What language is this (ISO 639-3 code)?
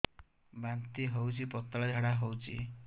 ori